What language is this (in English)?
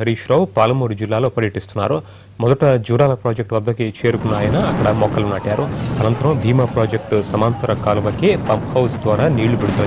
Telugu